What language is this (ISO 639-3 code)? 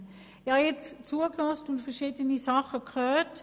gsw